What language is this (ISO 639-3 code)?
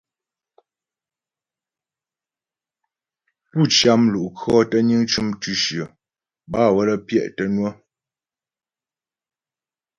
bbj